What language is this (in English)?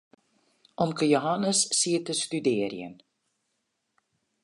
Western Frisian